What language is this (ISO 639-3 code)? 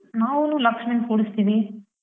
kan